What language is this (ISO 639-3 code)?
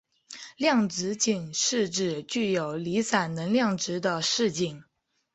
zho